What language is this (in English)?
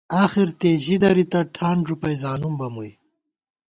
Gawar-Bati